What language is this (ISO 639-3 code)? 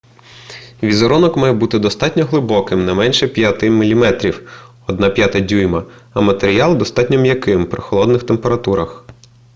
ukr